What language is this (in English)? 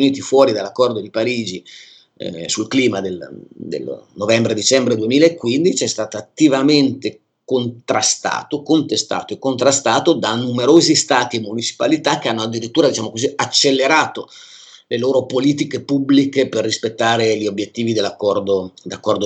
Italian